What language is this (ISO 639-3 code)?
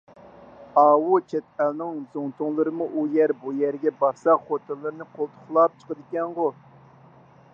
uig